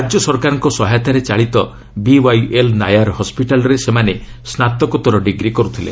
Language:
Odia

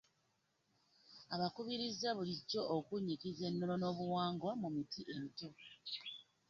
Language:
Ganda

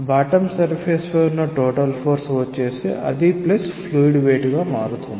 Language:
Telugu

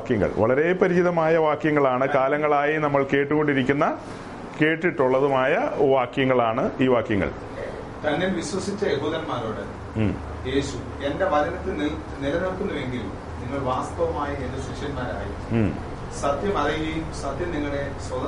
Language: Malayalam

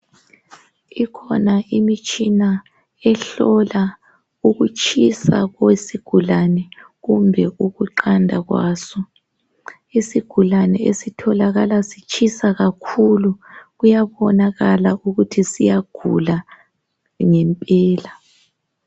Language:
North Ndebele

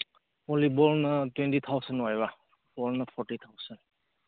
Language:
Manipuri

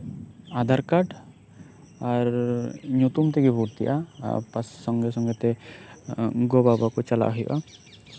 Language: Santali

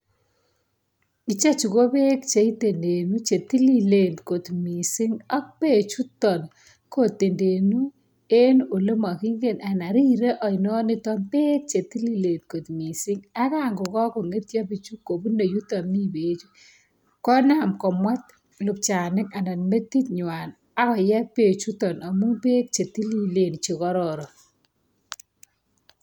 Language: Kalenjin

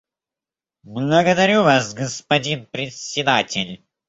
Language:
Russian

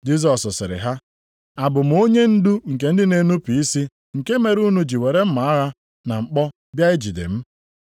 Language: Igbo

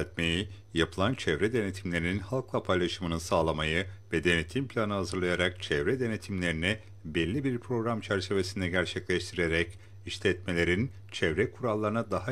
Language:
Turkish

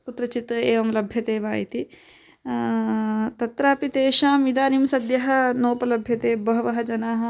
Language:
Sanskrit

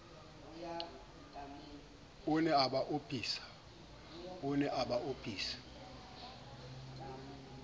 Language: Southern Sotho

